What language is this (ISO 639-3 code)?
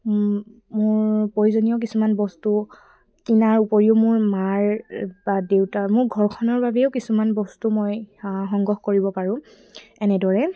asm